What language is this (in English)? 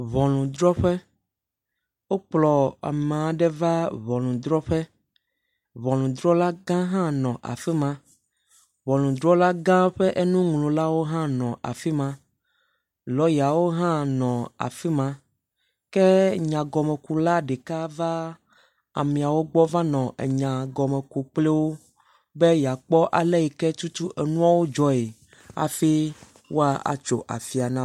Ewe